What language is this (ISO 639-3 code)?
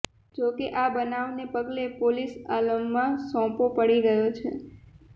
guj